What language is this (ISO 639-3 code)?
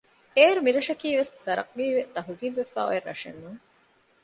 div